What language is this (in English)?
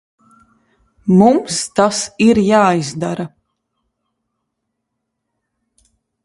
Latvian